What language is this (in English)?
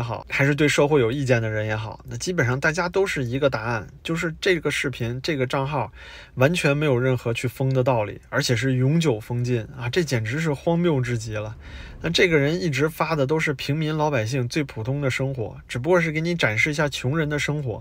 Chinese